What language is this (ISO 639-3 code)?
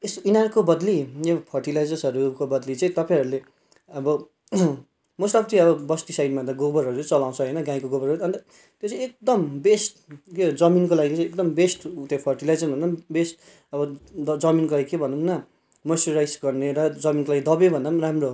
nep